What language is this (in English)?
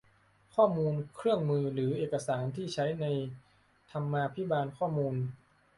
Thai